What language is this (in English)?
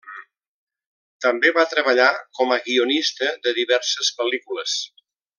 Catalan